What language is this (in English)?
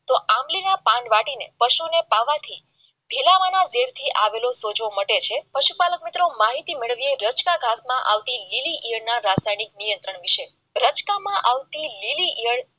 Gujarati